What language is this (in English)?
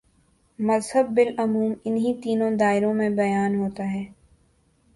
Urdu